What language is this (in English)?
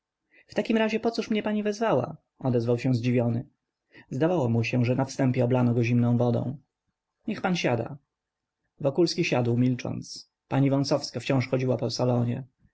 Polish